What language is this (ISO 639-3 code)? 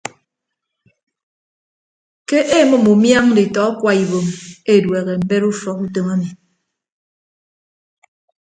ibb